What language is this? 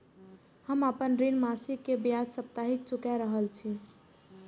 Maithili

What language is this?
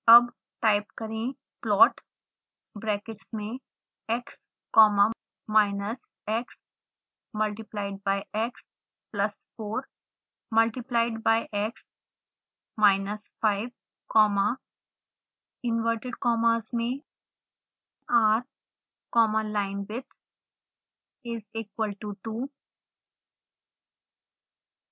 Hindi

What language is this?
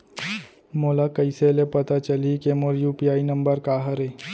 Chhattisgarhi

